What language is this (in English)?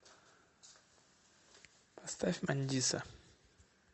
Russian